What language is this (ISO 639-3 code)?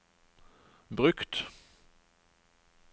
nor